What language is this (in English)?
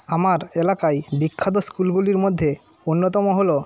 Bangla